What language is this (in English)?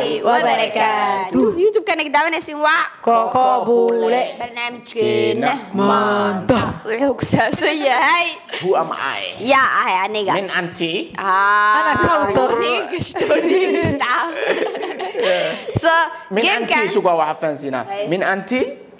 Arabic